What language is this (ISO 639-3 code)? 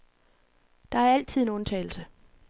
dan